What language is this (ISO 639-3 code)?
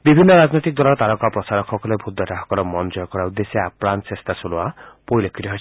asm